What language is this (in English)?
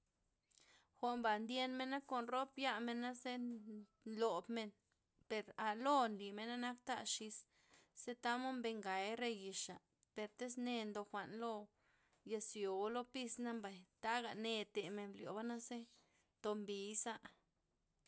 Loxicha Zapotec